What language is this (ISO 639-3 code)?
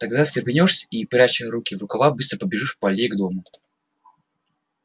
rus